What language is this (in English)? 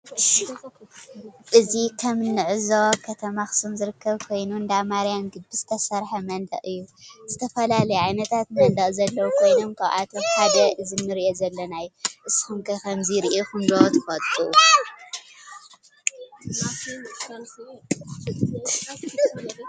Tigrinya